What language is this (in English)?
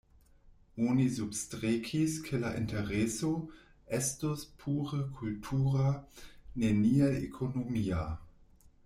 Esperanto